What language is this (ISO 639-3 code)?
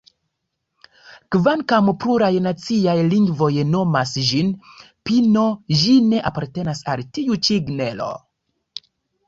epo